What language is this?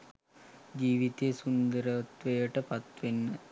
Sinhala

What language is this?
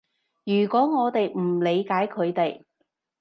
Cantonese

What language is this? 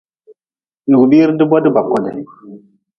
Nawdm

